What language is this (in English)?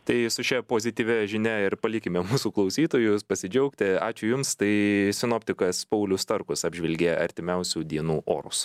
Lithuanian